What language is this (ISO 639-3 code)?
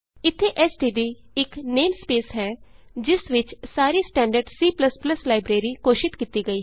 pan